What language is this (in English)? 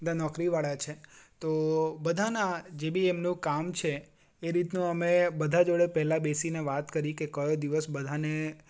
Gujarati